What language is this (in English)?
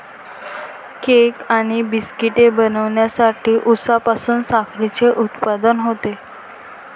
Marathi